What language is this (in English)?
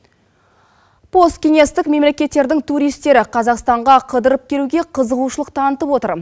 Kazakh